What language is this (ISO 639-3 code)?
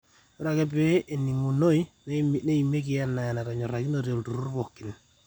mas